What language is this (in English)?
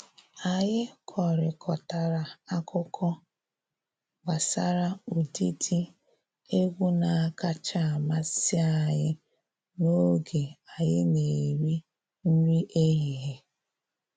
Igbo